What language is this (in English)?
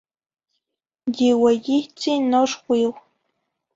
Zacatlán-Ahuacatlán-Tepetzintla Nahuatl